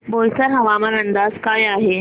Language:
Marathi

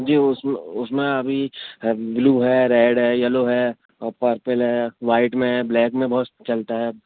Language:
Urdu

